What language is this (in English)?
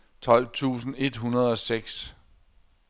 Danish